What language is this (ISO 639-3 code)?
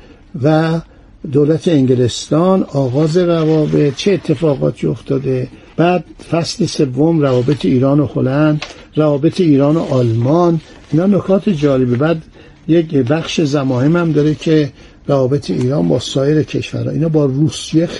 fas